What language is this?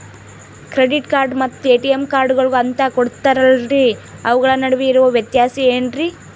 Kannada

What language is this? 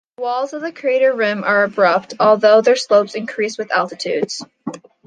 English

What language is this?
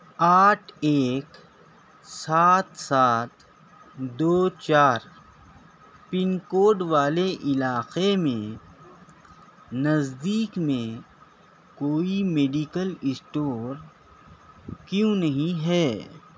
Urdu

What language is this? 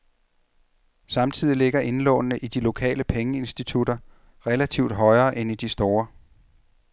Danish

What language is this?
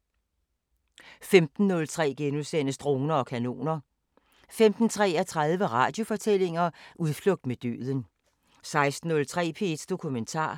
Danish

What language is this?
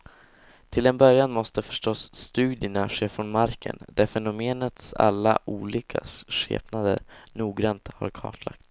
Swedish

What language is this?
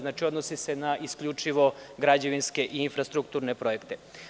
Serbian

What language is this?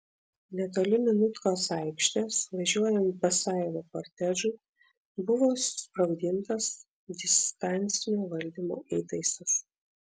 Lithuanian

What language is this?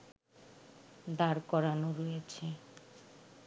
Bangla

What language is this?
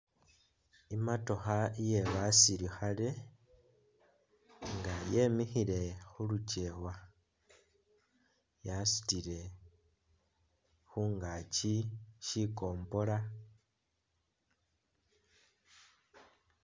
Masaaba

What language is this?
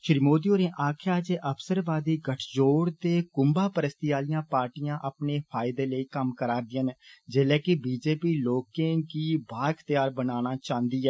Dogri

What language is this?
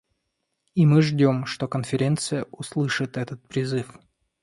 Russian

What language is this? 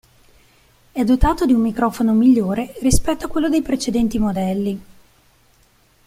Italian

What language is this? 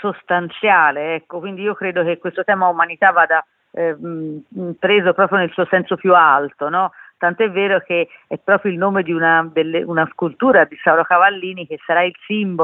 Italian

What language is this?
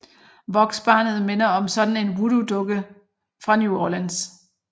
Danish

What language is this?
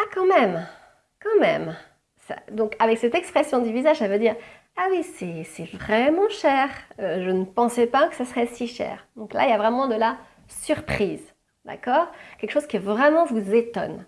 French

